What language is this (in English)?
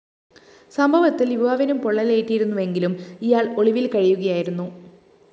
Malayalam